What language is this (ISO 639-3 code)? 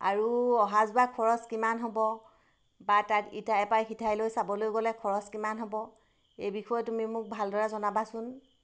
asm